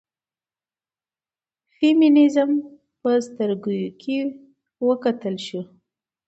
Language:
Pashto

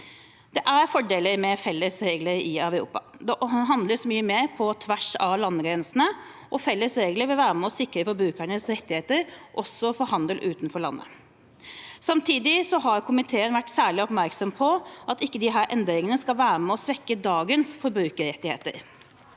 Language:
Norwegian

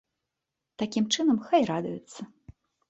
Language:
Belarusian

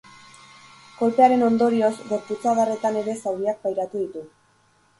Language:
Basque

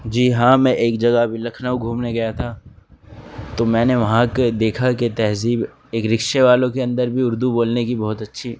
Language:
Urdu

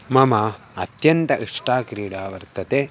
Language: Sanskrit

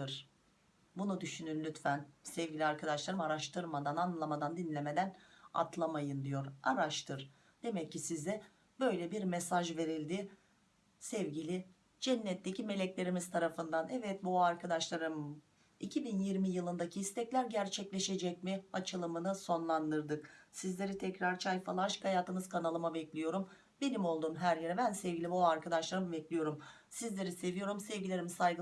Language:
Turkish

